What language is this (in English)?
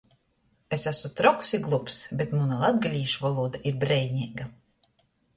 Latgalian